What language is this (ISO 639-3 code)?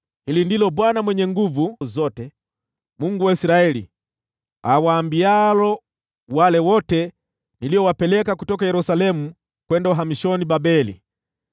swa